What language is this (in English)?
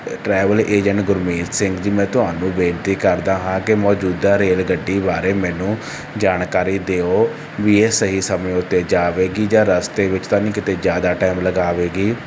Punjabi